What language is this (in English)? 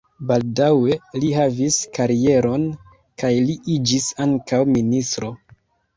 Esperanto